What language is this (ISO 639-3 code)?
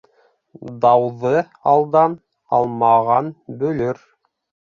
bak